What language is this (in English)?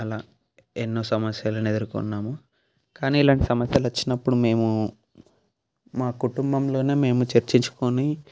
Telugu